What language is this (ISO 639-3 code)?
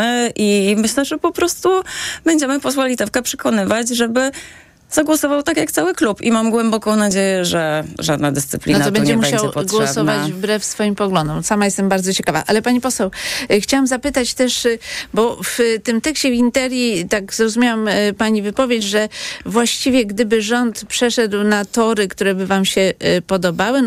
pol